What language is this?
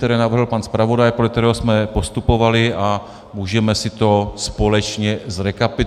Czech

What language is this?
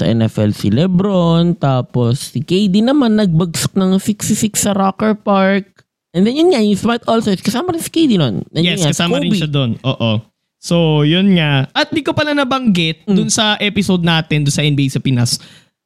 Filipino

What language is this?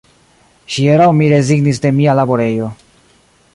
Esperanto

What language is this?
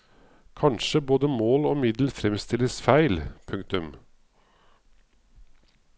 Norwegian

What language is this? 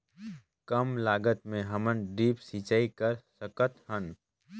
Chhattisgarhi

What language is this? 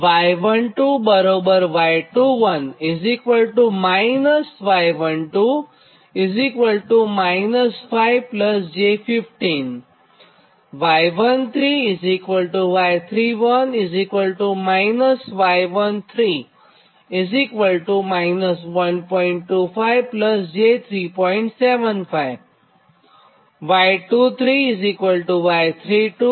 Gujarati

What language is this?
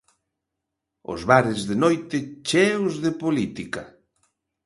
Galician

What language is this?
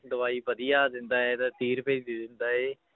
Punjabi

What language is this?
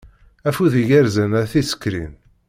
Kabyle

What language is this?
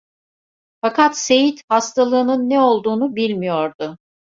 Turkish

